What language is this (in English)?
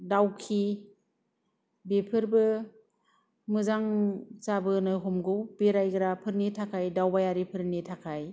Bodo